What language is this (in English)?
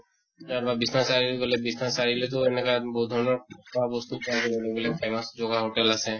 Assamese